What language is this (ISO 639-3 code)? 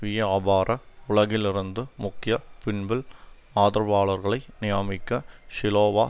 tam